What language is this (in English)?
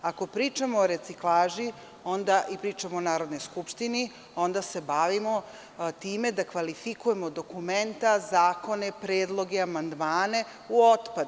Serbian